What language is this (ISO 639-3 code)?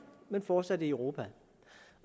dan